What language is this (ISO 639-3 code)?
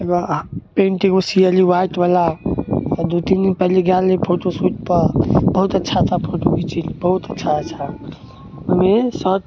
mai